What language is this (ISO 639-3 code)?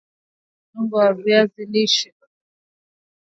swa